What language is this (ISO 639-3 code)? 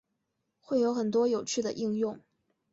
zho